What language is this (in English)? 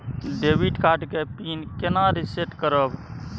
Maithili